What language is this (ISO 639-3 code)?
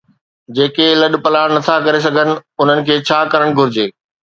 snd